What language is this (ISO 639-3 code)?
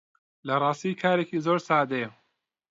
ckb